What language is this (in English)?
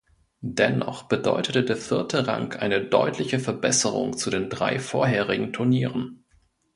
German